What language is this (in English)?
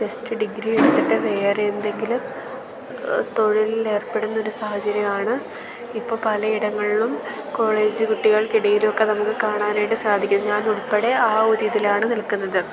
Malayalam